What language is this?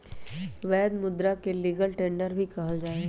Magahi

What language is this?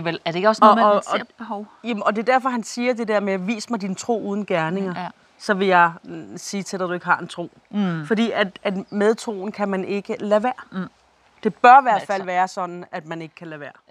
Danish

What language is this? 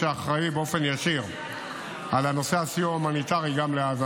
Hebrew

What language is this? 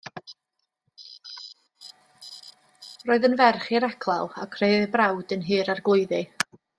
Welsh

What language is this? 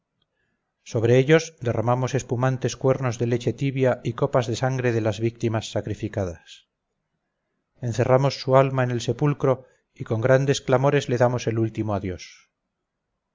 Spanish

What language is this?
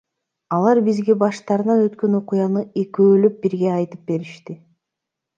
Kyrgyz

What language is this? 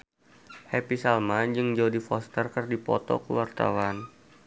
Sundanese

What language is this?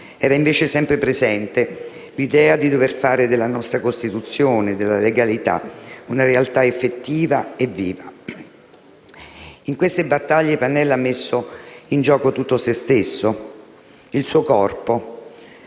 Italian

